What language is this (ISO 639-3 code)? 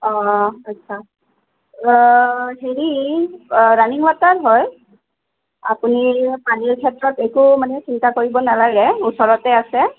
asm